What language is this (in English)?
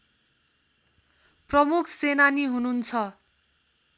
Nepali